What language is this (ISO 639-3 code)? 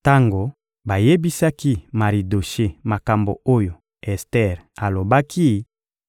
lin